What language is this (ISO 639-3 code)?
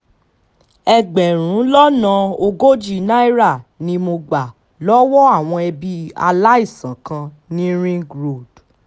yor